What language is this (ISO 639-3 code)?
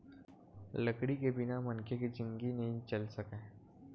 hne